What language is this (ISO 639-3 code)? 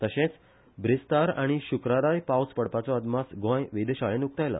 kok